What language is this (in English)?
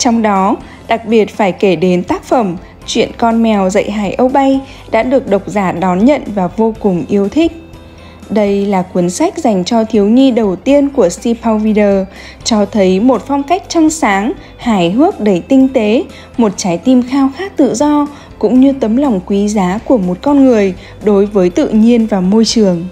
Vietnamese